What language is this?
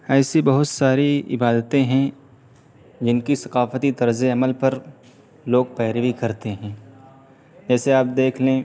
Urdu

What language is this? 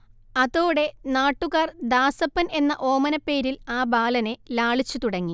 Malayalam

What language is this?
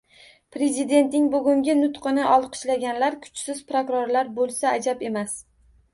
Uzbek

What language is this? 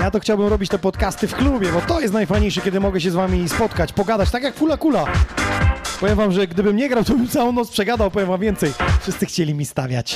Polish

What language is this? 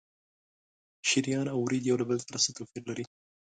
Pashto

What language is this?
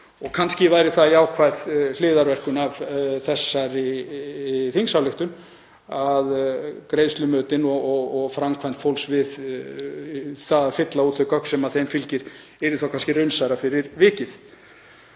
Icelandic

